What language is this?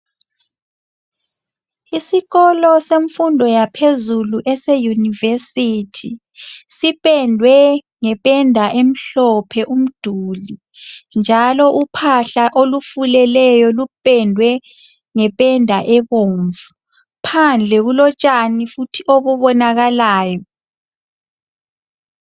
North Ndebele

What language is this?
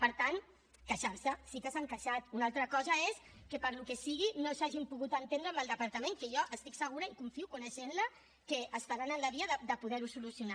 Catalan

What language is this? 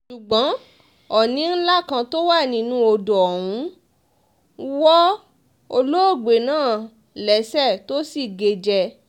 Yoruba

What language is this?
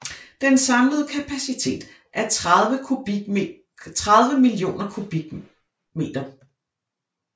Danish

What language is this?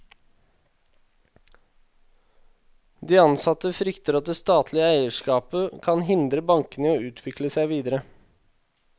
Norwegian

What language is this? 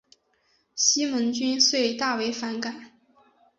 Chinese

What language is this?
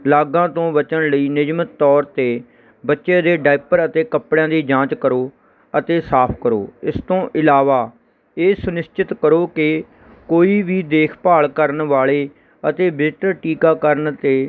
Punjabi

